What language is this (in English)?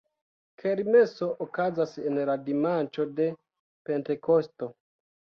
Esperanto